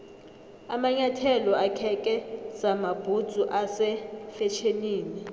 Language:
South Ndebele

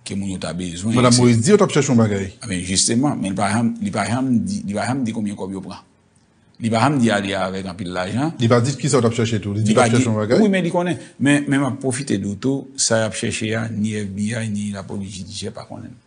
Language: French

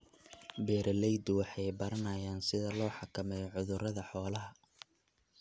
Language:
Somali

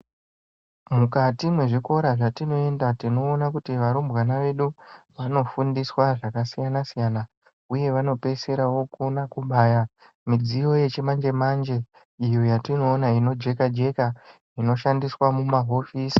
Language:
Ndau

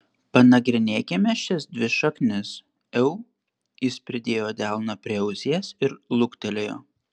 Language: Lithuanian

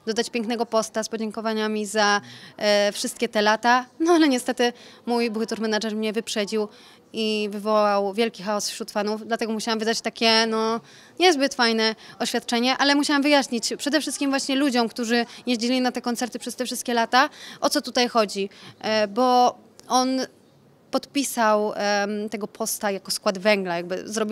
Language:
Polish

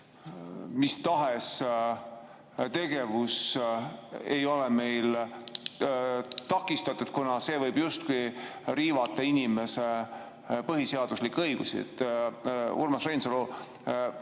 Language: Estonian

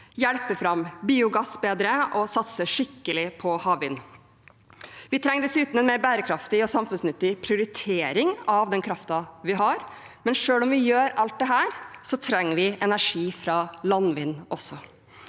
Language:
Norwegian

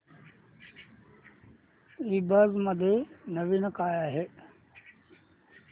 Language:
Marathi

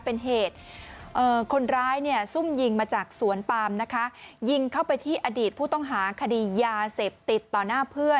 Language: Thai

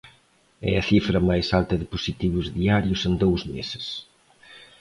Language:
Galician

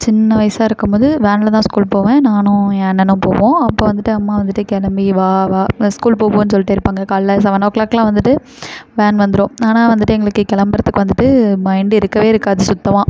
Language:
Tamil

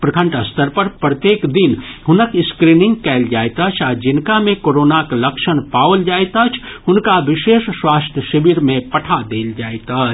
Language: Maithili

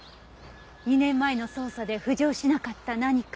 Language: Japanese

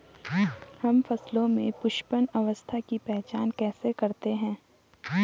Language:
Hindi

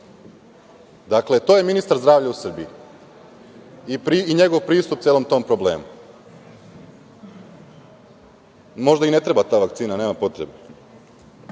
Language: Serbian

